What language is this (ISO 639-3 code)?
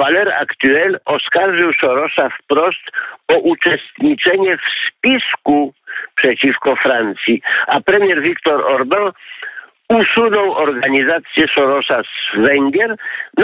pol